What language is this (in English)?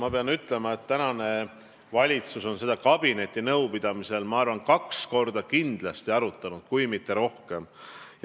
Estonian